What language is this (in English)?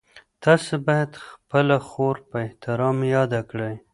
Pashto